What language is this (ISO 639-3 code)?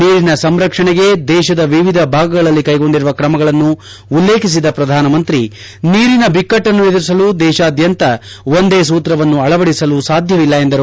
kan